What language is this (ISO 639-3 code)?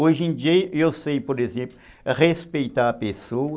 por